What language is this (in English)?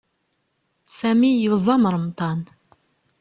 Kabyle